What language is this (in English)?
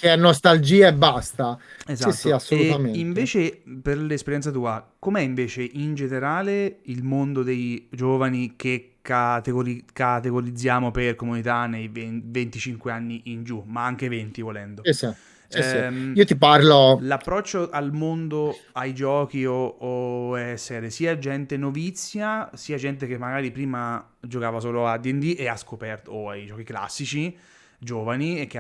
Italian